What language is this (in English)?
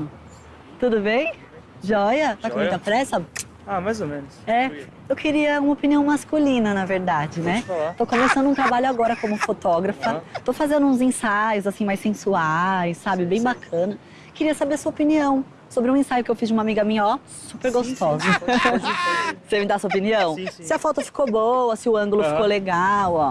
Portuguese